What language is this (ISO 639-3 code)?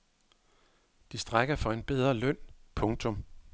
dan